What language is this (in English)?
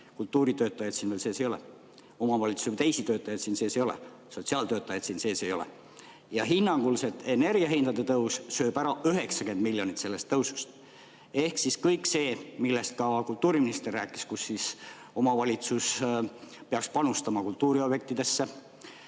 Estonian